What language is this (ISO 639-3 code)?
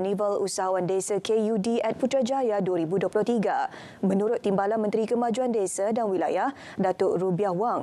msa